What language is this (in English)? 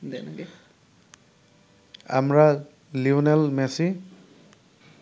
Bangla